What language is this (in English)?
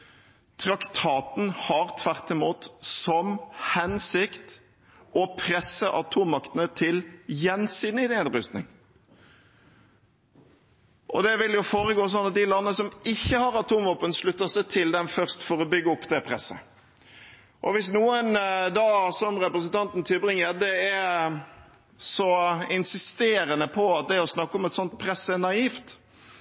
Norwegian Bokmål